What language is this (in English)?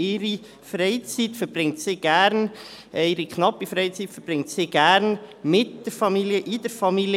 Swiss German